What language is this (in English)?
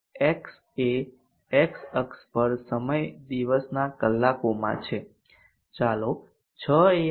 Gujarati